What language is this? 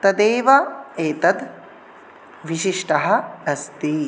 Sanskrit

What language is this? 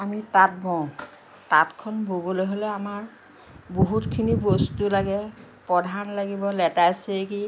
Assamese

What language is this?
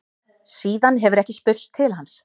Icelandic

